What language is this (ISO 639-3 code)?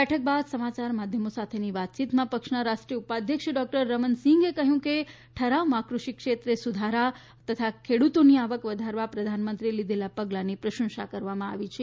guj